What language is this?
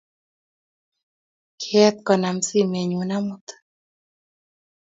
Kalenjin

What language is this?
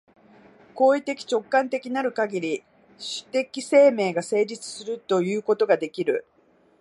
Japanese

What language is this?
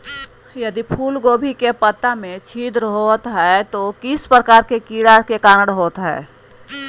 Magahi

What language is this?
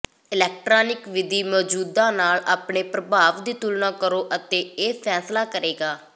Punjabi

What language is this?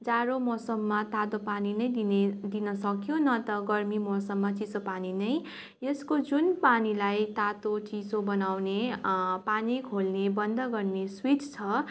Nepali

